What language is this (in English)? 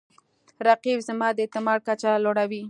Pashto